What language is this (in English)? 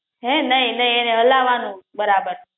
Gujarati